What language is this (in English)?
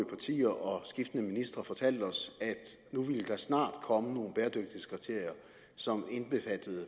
Danish